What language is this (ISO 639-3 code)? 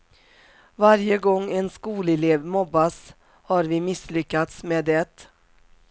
swe